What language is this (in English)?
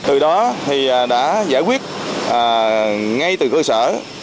Vietnamese